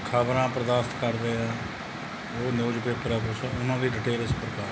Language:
Punjabi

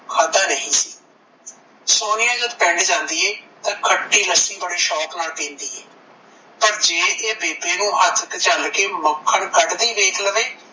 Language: Punjabi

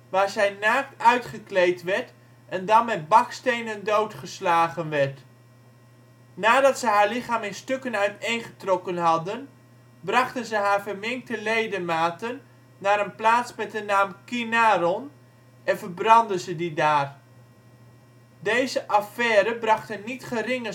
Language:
Dutch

